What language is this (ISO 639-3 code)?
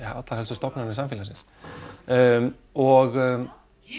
isl